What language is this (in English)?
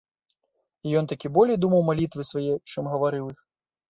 Belarusian